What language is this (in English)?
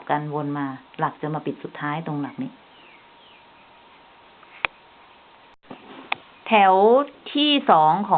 Thai